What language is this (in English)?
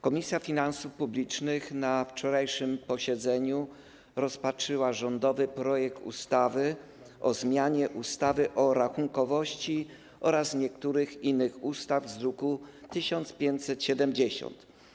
Polish